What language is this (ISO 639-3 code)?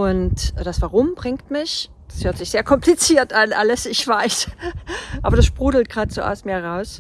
deu